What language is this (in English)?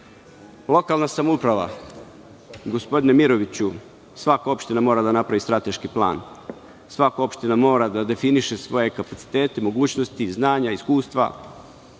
Serbian